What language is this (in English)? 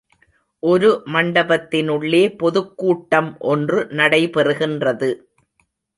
Tamil